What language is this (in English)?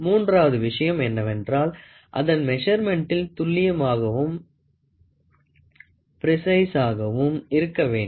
Tamil